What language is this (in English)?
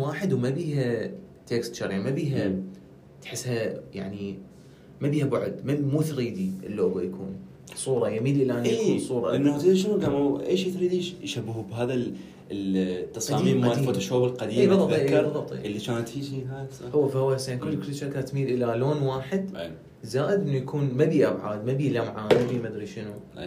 Arabic